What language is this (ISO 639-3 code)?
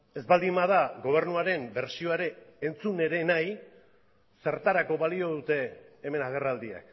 eus